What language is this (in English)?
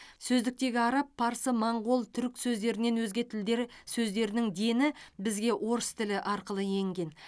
Kazakh